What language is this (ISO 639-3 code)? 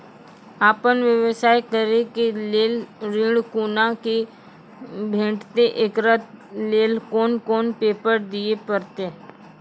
mai